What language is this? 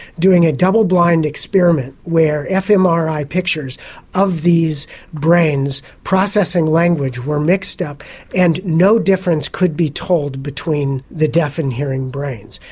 English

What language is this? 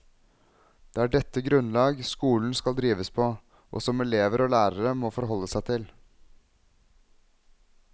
Norwegian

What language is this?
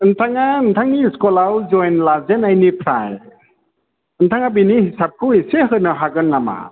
Bodo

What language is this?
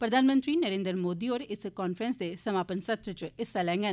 Dogri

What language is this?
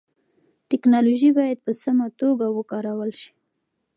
Pashto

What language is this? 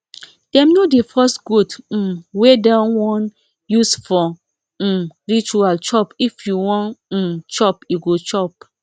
Nigerian Pidgin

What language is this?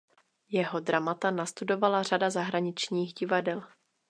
Czech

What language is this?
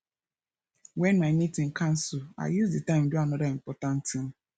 Nigerian Pidgin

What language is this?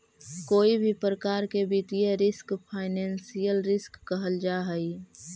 Magahi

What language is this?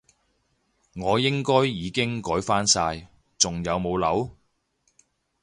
Cantonese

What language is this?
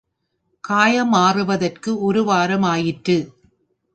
Tamil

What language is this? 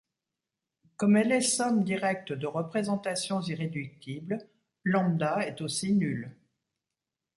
French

